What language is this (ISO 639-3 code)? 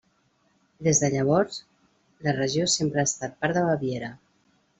cat